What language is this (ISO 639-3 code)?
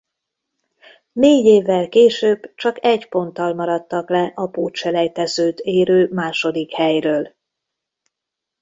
hun